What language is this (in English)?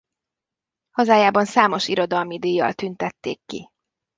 Hungarian